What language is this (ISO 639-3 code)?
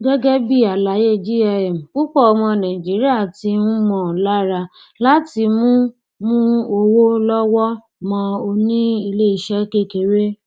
yor